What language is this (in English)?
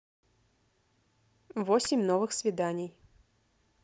Russian